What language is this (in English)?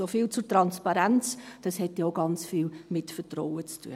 Swiss German